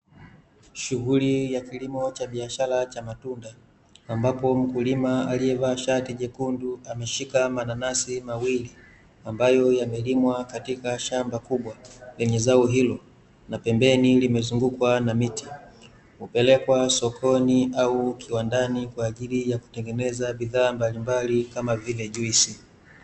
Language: Swahili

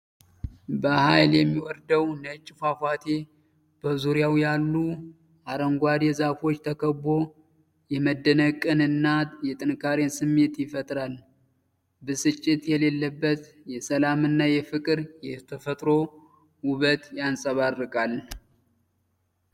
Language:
Amharic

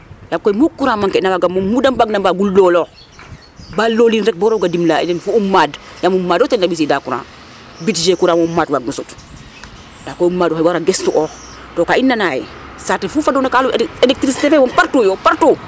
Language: Serer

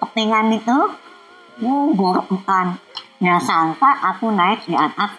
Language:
Indonesian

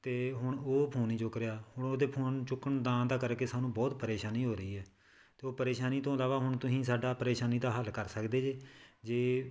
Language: Punjabi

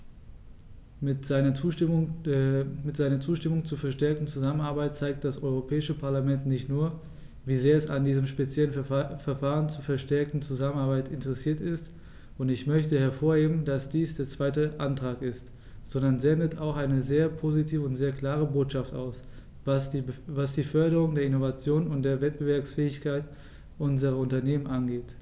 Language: German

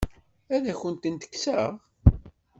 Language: Kabyle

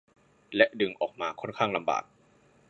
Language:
Thai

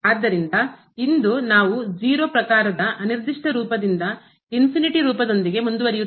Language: Kannada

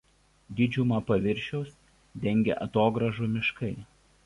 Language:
Lithuanian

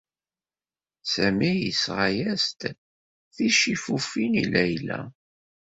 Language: Kabyle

